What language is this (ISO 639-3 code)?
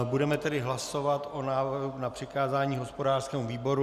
ces